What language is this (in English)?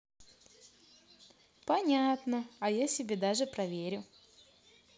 Russian